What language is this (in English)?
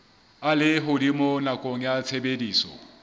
Southern Sotho